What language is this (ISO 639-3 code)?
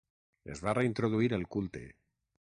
cat